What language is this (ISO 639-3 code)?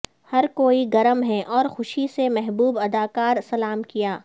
urd